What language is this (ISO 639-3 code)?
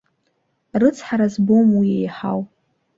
abk